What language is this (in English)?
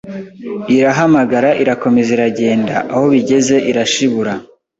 Kinyarwanda